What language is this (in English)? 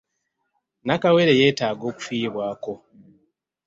Ganda